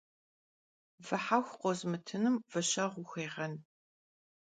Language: Kabardian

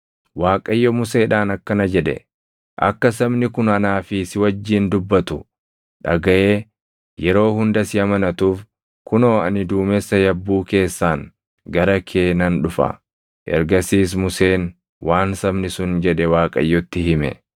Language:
Oromo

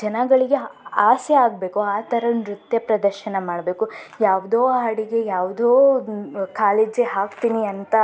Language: Kannada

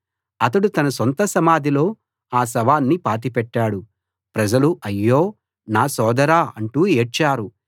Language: Telugu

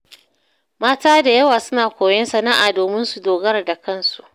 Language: Hausa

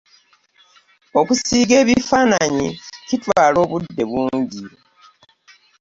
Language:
Ganda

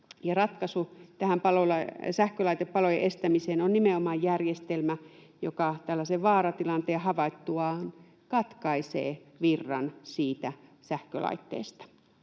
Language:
Finnish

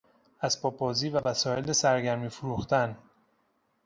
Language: Persian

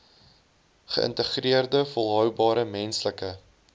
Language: Afrikaans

